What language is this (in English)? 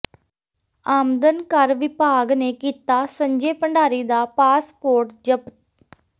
Punjabi